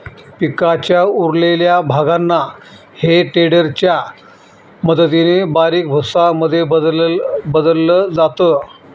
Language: Marathi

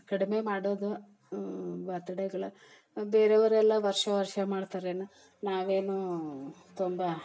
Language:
Kannada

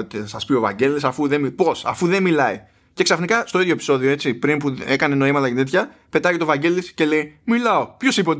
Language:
Greek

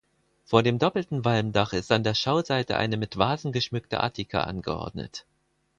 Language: German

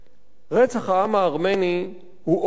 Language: Hebrew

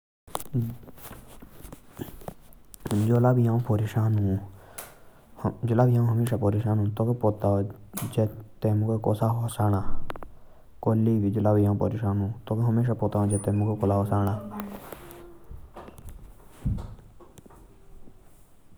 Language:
Jaunsari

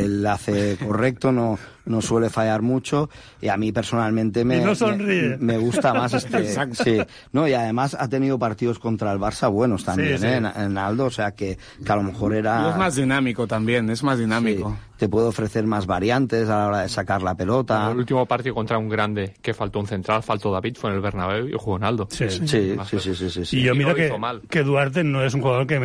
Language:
Spanish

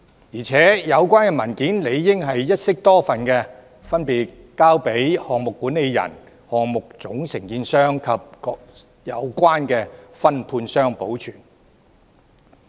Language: Cantonese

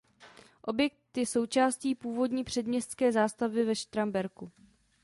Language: Czech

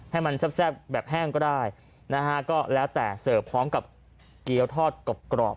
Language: Thai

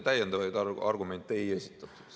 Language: Estonian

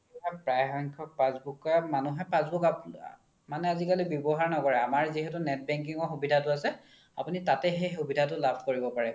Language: Assamese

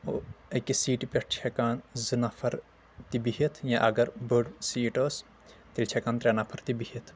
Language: Kashmiri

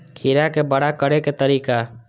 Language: Maithili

